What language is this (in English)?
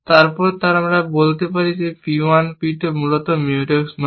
Bangla